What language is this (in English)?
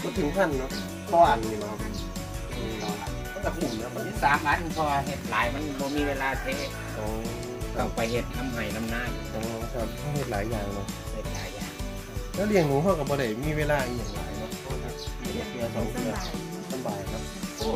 Thai